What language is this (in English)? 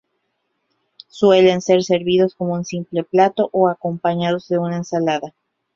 Spanish